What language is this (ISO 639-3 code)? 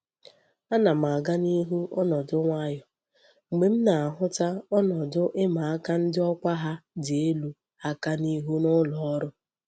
ibo